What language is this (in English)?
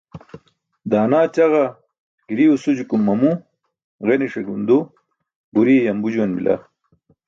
Burushaski